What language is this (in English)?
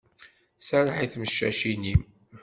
Kabyle